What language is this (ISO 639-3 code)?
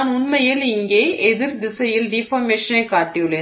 tam